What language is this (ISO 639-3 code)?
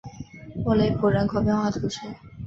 zho